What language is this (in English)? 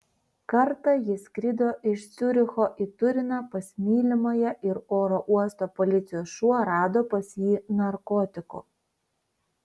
Lithuanian